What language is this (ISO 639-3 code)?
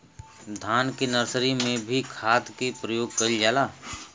bho